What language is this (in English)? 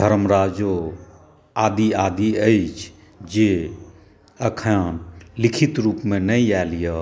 Maithili